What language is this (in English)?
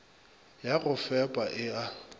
Northern Sotho